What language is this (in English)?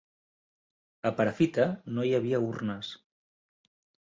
Catalan